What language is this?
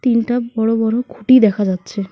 Bangla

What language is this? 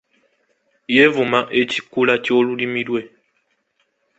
Ganda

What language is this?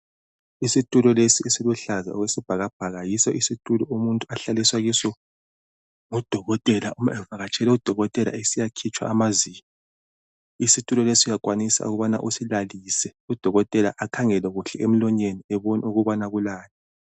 North Ndebele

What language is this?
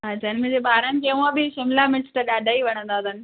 Sindhi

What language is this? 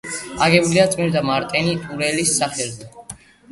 Georgian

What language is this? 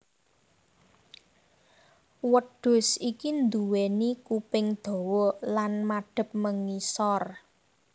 Javanese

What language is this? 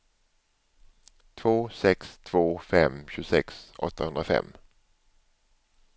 Swedish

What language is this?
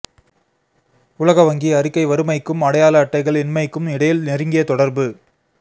Tamil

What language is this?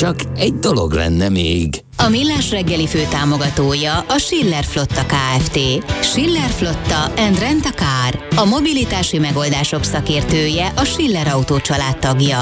Hungarian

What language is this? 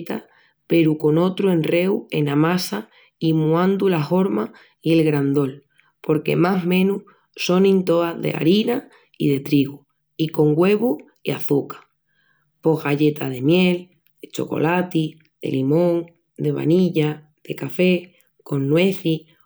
Extremaduran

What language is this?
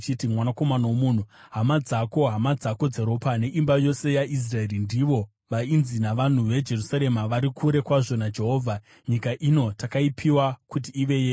Shona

